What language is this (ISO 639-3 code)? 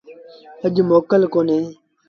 sbn